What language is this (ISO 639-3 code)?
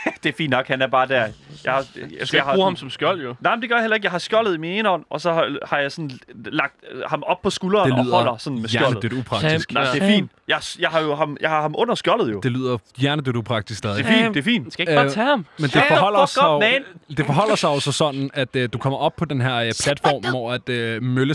dan